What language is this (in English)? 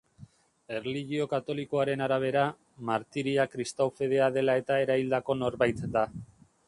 Basque